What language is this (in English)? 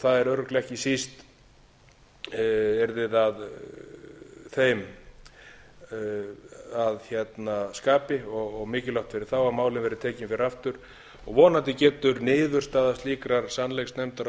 Icelandic